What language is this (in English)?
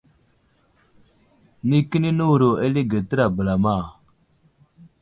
Wuzlam